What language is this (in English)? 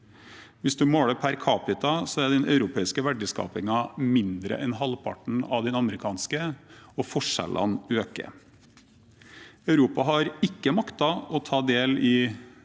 Norwegian